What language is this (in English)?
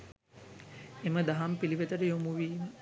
Sinhala